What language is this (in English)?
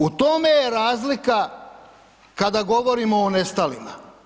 Croatian